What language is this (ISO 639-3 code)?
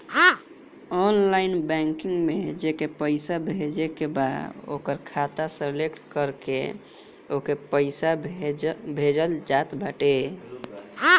bho